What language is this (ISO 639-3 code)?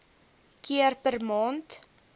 afr